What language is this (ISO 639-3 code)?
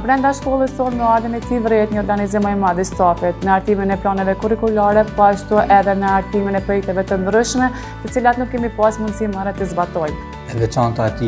ron